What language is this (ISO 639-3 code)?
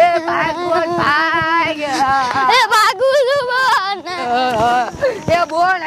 guj